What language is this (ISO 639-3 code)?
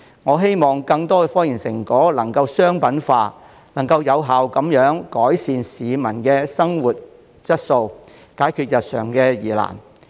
yue